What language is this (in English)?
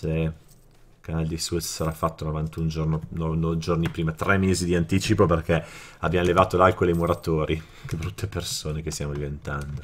Italian